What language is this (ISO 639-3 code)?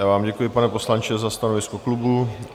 ces